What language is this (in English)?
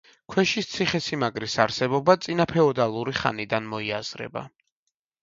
Georgian